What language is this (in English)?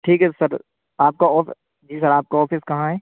Urdu